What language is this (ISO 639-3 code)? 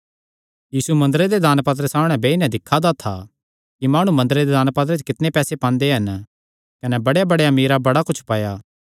xnr